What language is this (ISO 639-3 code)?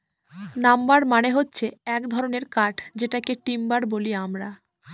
ben